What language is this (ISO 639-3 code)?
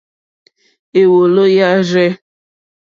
bri